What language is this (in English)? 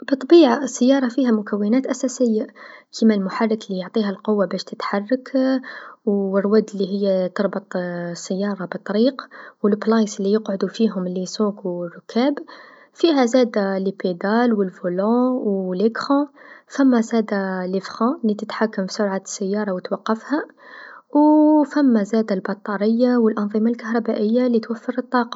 Tunisian Arabic